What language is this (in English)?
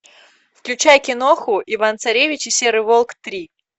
Russian